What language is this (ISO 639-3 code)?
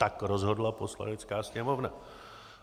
ces